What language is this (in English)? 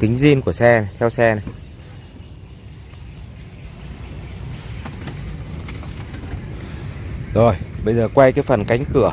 Vietnamese